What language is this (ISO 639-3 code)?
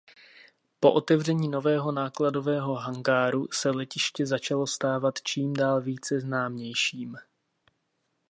ces